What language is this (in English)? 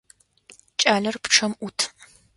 Adyghe